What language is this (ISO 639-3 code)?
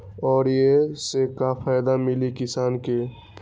mag